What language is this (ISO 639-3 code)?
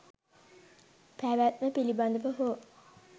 sin